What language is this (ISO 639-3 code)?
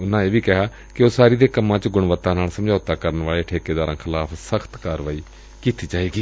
pan